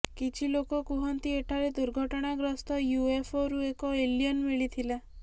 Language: Odia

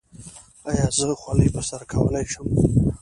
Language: Pashto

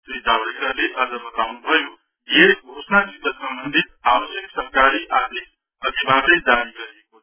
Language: Nepali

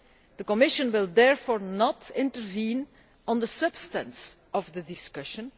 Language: English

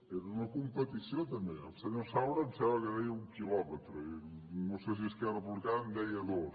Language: Catalan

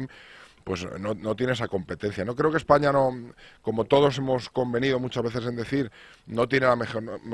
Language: Spanish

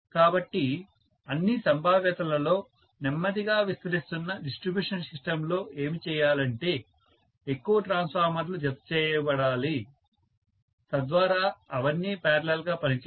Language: Telugu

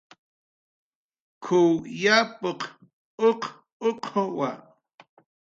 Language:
Jaqaru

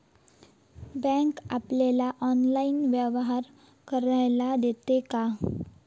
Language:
Marathi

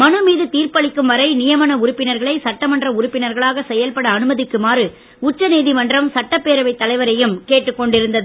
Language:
Tamil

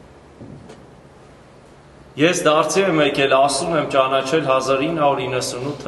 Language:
Romanian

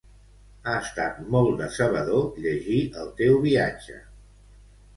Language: Catalan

